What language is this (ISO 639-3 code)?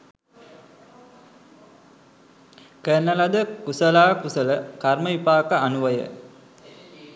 sin